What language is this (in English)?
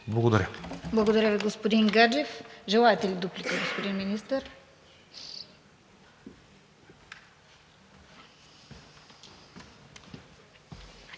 Bulgarian